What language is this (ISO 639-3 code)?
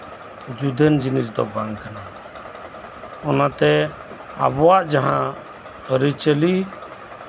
sat